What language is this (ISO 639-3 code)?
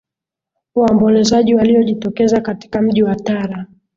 swa